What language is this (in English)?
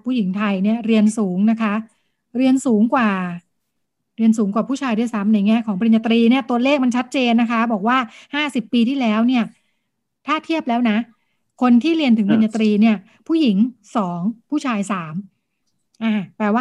Thai